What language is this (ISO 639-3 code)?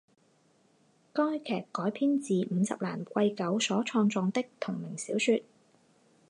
zho